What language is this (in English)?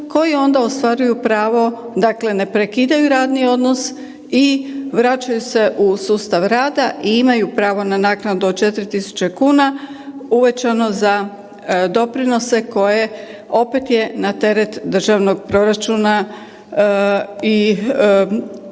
Croatian